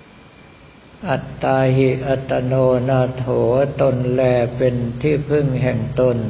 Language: Thai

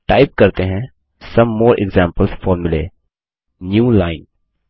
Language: Hindi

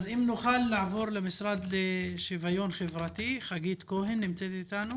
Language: Hebrew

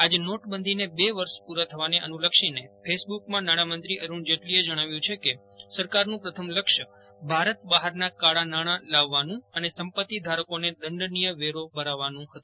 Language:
Gujarati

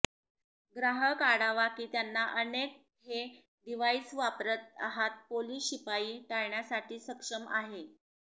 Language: Marathi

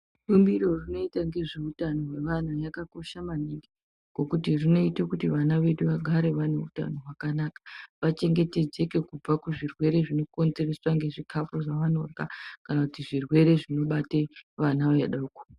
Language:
Ndau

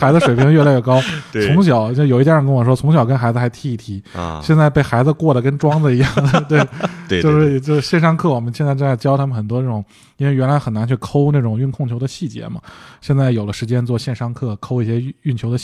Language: Chinese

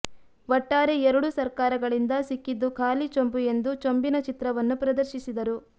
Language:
Kannada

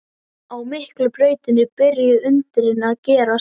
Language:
Icelandic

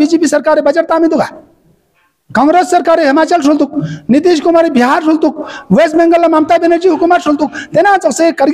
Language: Romanian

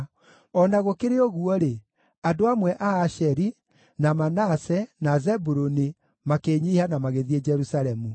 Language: Kikuyu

